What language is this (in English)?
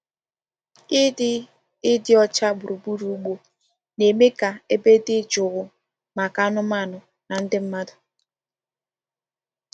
Igbo